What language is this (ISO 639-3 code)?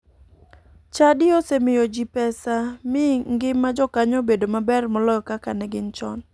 luo